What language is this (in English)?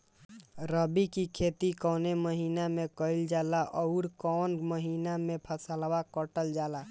Bhojpuri